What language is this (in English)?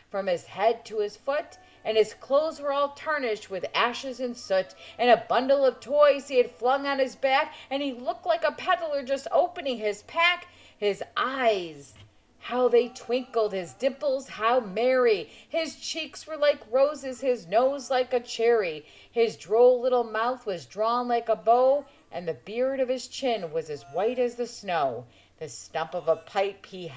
English